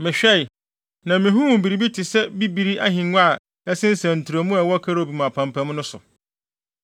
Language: Akan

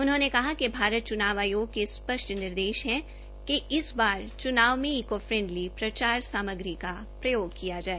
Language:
Hindi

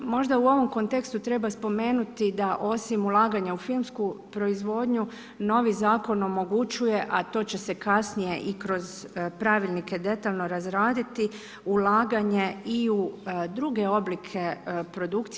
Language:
Croatian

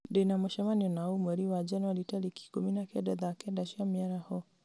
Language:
Kikuyu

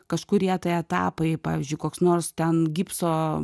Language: Lithuanian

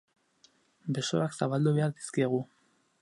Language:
Basque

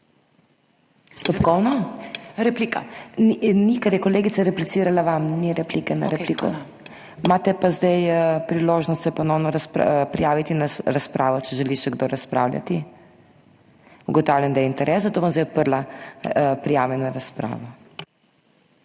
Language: Slovenian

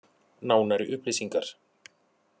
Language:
Icelandic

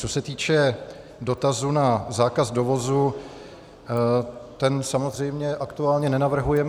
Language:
Czech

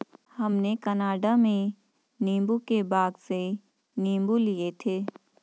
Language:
Hindi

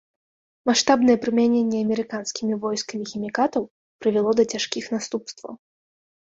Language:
Belarusian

